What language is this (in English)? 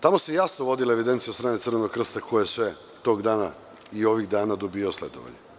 Serbian